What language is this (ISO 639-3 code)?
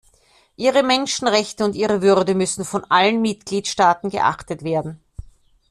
deu